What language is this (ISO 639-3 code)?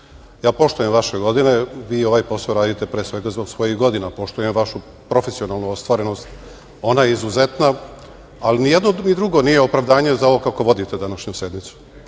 srp